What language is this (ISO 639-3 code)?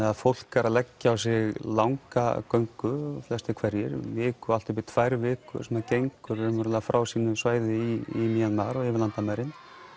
isl